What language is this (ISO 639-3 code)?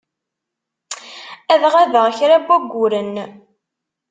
kab